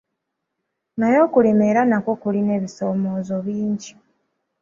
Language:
Ganda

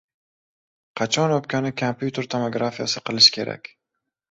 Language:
Uzbek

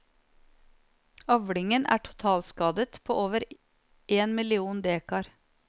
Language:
Norwegian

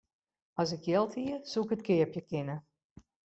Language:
Western Frisian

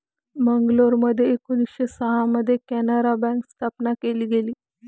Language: Marathi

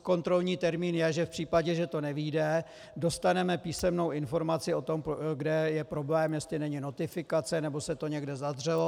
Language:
Czech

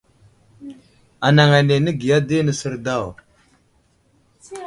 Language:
Wuzlam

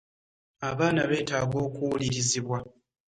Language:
Ganda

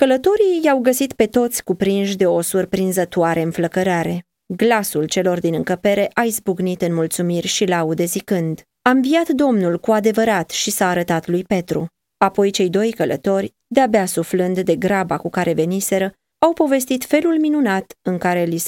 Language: Romanian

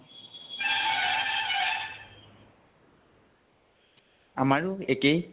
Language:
Assamese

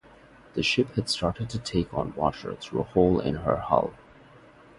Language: English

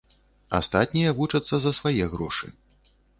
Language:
Belarusian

